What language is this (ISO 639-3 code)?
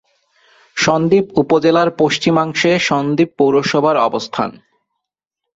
ben